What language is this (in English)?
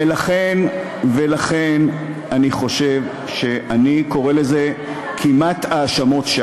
Hebrew